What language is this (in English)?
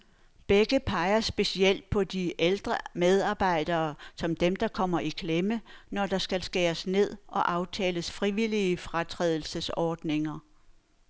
Danish